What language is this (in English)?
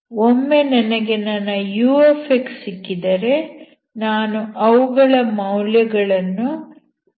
Kannada